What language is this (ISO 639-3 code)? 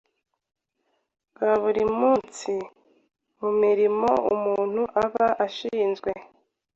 kin